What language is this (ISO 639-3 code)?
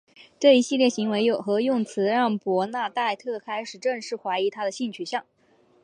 zho